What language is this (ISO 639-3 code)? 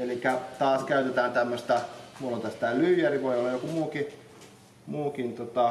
fin